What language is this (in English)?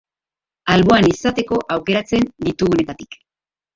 Basque